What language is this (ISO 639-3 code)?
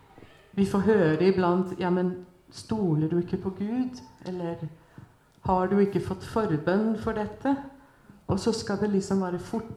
swe